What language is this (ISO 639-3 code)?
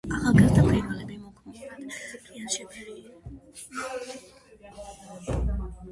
kat